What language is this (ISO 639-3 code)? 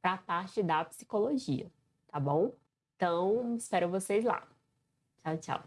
por